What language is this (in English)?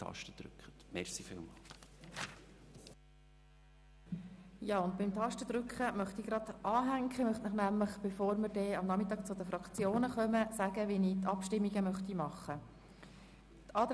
Swiss German